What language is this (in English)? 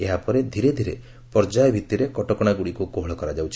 Odia